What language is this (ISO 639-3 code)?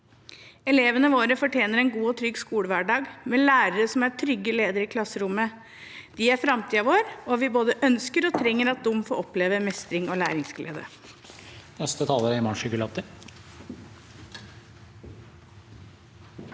nor